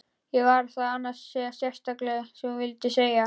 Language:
Icelandic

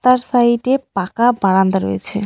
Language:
Bangla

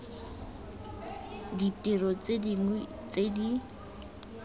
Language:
Tswana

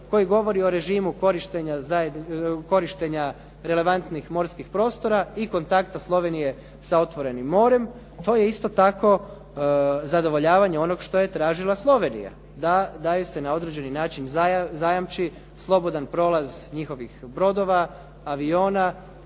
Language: Croatian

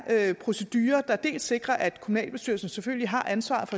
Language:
Danish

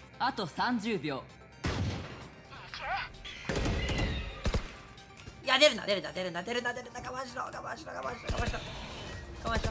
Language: Japanese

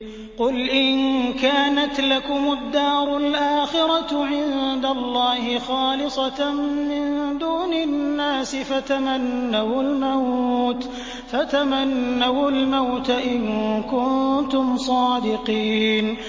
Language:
Arabic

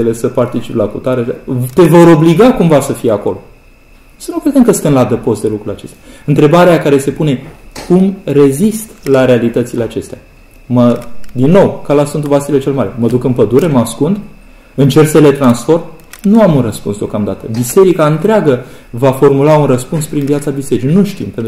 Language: Romanian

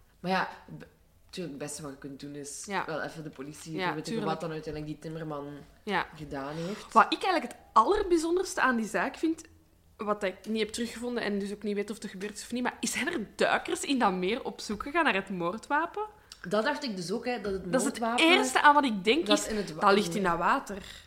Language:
Dutch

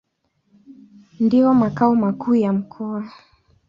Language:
Swahili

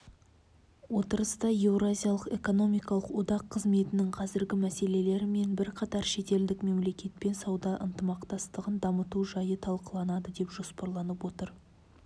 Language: Kazakh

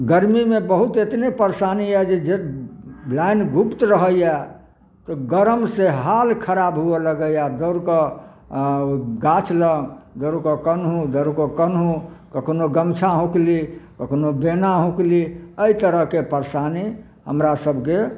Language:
Maithili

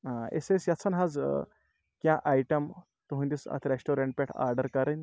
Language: Kashmiri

